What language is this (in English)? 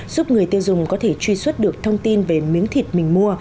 Vietnamese